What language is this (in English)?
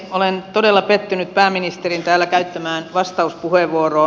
Finnish